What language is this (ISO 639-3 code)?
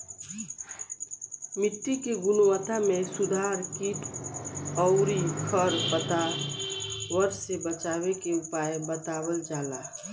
bho